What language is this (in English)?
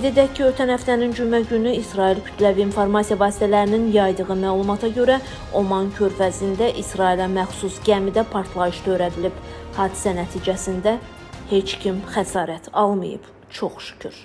Turkish